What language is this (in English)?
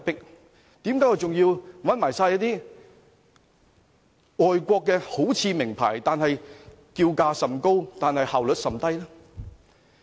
Cantonese